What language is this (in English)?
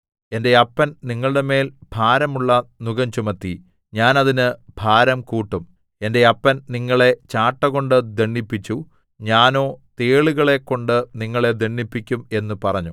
Malayalam